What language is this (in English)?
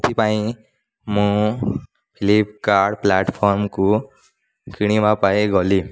Odia